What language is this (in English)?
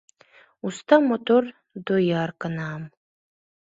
Mari